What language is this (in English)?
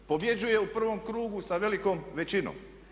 Croatian